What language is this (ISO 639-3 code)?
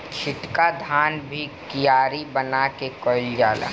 bho